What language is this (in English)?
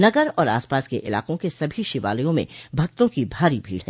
Hindi